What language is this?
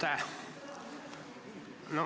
Estonian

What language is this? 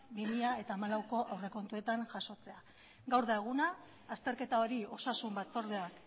Basque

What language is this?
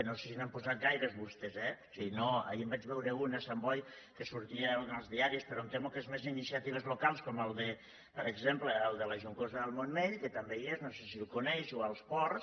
Catalan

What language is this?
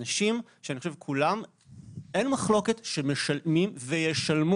Hebrew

